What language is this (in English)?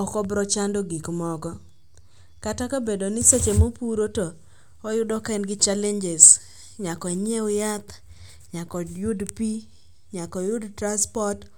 Luo (Kenya and Tanzania)